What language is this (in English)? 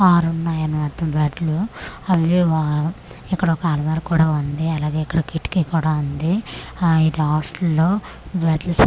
Telugu